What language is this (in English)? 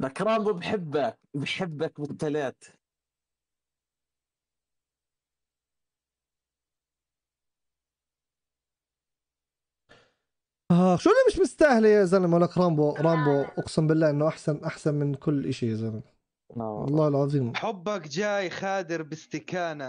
Arabic